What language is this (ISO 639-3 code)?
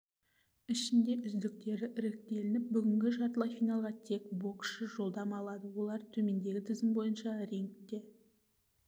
kaz